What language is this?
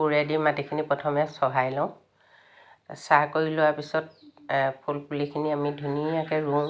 Assamese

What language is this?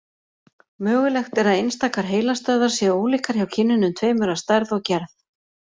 Icelandic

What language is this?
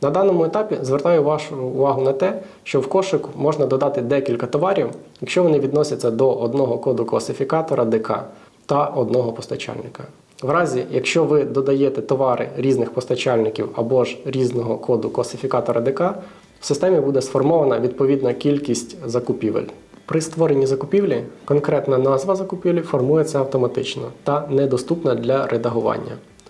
Ukrainian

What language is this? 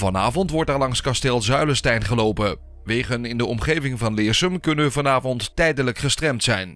Dutch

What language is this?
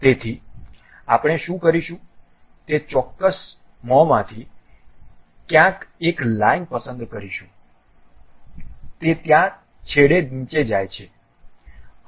Gujarati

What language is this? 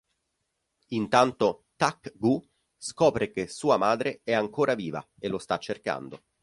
Italian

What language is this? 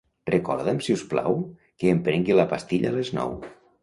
Catalan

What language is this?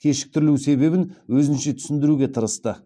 Kazakh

